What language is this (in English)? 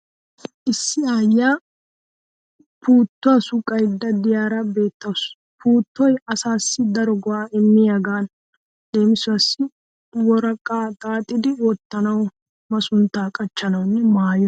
Wolaytta